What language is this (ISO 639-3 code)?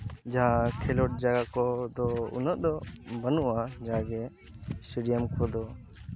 sat